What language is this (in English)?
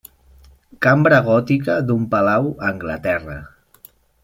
Catalan